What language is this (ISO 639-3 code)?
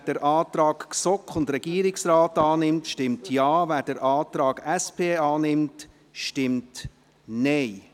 gsw